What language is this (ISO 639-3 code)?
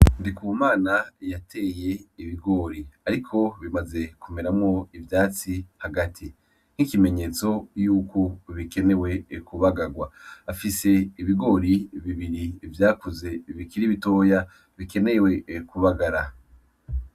run